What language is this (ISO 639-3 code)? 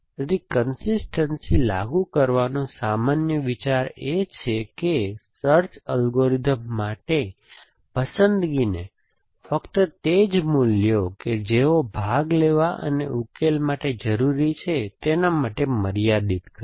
guj